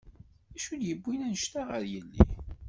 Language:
Kabyle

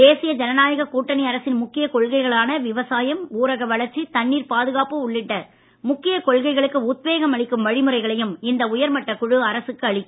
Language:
Tamil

